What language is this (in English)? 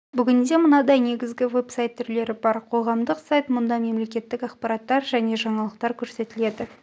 Kazakh